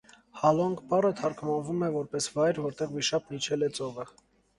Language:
Armenian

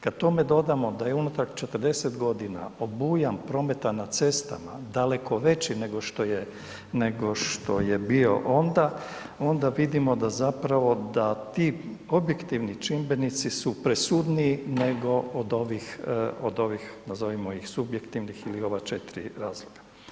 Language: Croatian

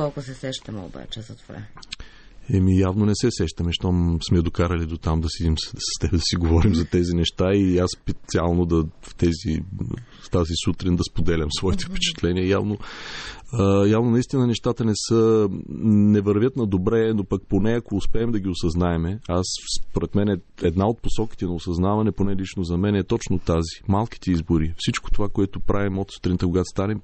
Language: Bulgarian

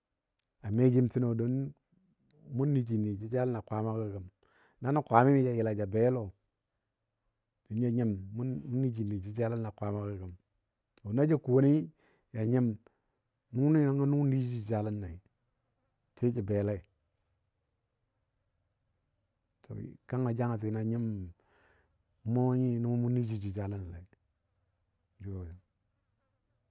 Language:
Dadiya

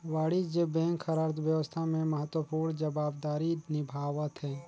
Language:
Chhattisgarhi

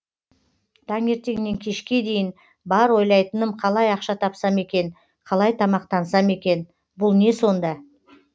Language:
Kazakh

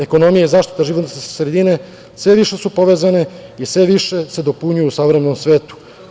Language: Serbian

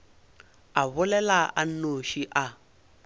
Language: Northern Sotho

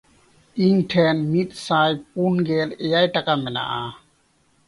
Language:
Santali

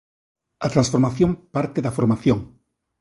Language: Galician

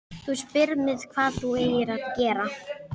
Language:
Icelandic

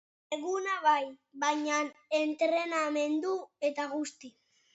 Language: Basque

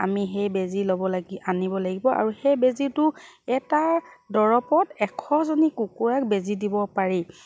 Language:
Assamese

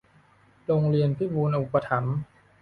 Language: Thai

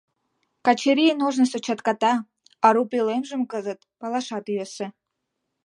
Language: Mari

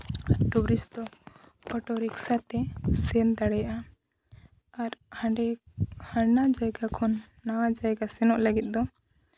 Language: Santali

